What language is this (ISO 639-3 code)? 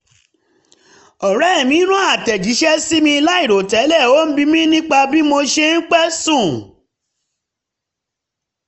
yor